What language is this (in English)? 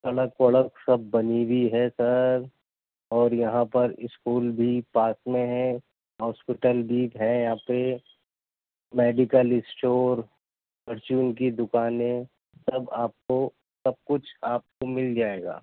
Urdu